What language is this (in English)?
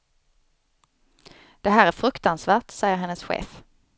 Swedish